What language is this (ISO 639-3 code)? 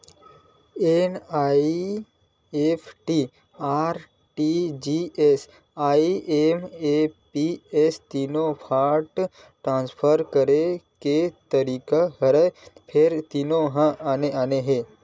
hne